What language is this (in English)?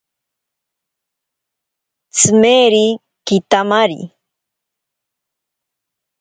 Ashéninka Perené